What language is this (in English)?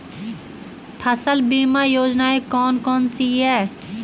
Hindi